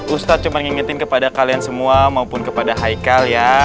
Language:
Indonesian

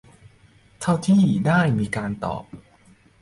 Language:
Thai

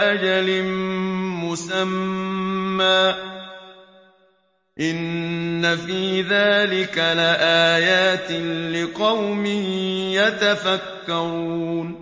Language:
Arabic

